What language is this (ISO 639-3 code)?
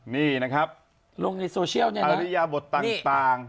tha